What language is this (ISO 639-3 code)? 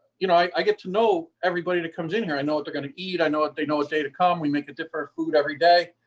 eng